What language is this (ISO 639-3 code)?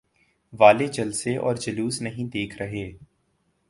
urd